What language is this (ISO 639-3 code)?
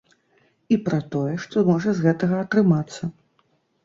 bel